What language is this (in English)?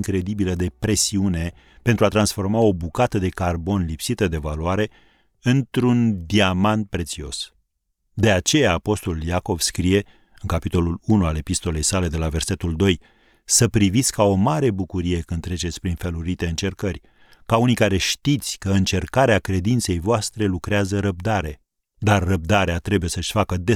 Romanian